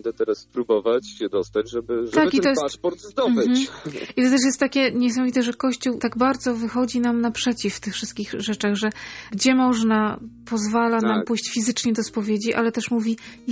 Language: Polish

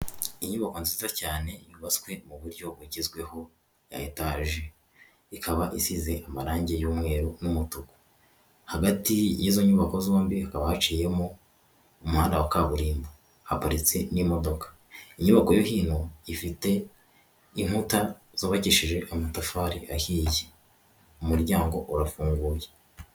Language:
Kinyarwanda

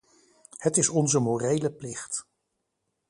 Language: Dutch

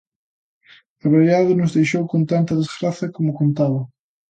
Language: Galician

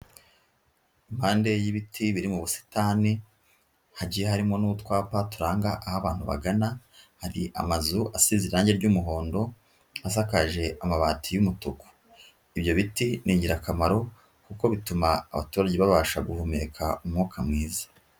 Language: Kinyarwanda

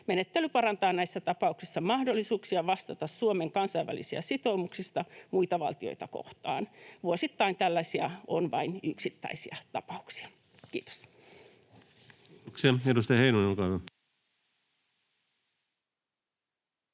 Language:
Finnish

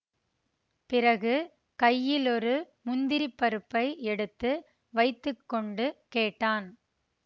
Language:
Tamil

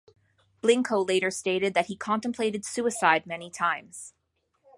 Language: English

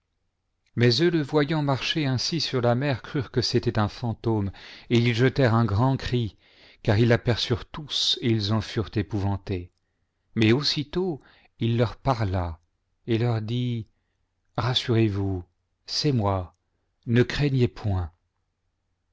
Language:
French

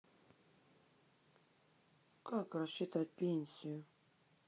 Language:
Russian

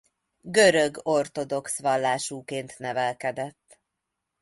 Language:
Hungarian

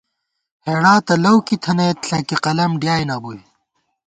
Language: Gawar-Bati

